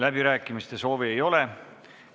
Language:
Estonian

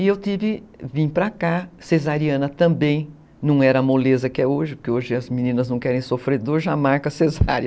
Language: Portuguese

